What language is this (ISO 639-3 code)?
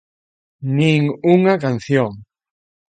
glg